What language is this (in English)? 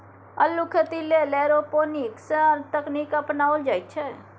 Maithili